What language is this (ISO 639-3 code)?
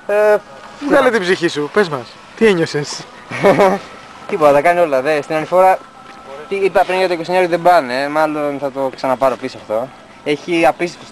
ell